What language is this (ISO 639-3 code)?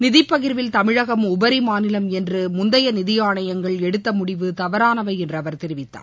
tam